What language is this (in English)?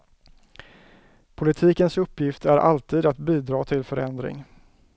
Swedish